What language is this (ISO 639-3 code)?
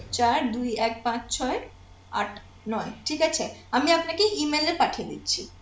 ben